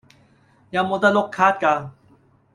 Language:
Cantonese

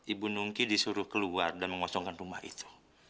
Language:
Indonesian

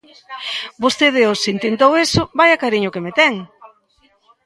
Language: Galician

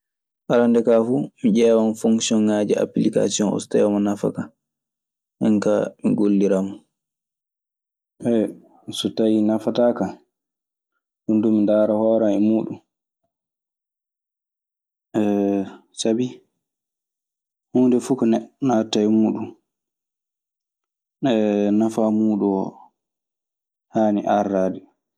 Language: Maasina Fulfulde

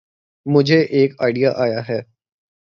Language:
Urdu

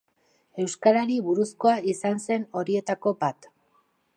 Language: Basque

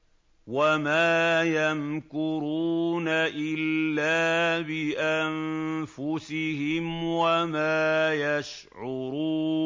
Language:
Arabic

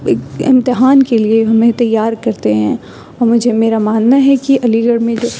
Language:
Urdu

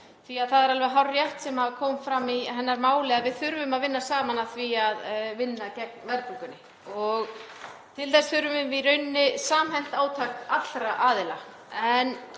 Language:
Icelandic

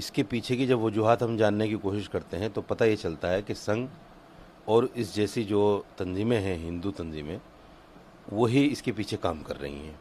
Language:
Hindi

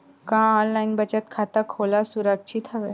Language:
Chhattisgarhi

